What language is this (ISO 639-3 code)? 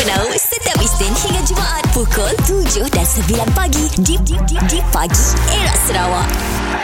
msa